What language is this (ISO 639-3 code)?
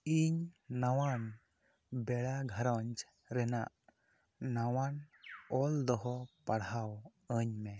sat